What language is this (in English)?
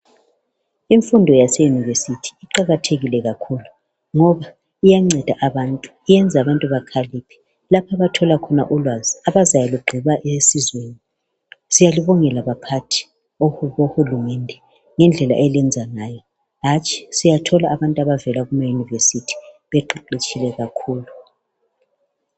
North Ndebele